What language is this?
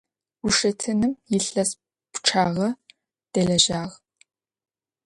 Adyghe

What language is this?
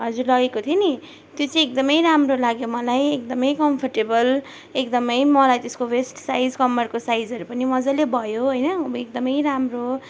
Nepali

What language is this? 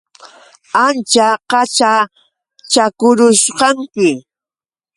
Yauyos Quechua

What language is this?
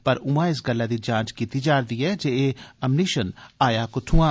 Dogri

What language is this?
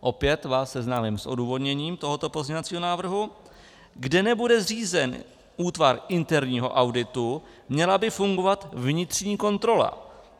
Czech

